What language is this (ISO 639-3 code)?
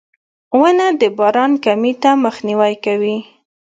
pus